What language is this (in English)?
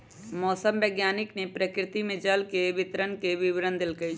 Magahi